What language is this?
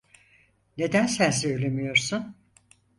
Turkish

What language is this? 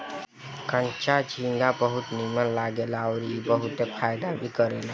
Bhojpuri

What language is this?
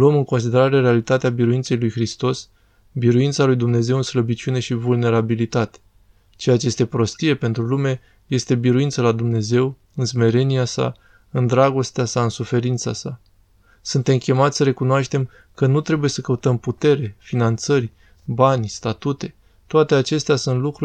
Romanian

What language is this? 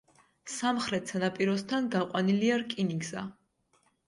Georgian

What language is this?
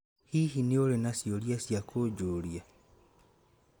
Kikuyu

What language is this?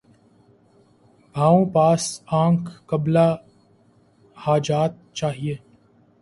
Urdu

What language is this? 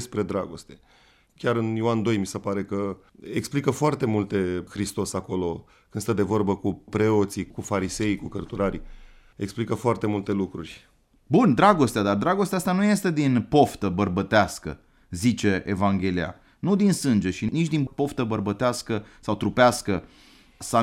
Romanian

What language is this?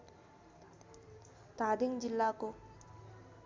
Nepali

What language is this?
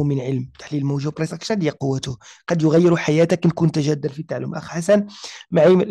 Arabic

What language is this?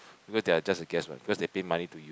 English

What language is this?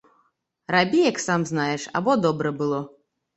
Belarusian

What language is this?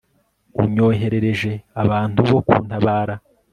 Kinyarwanda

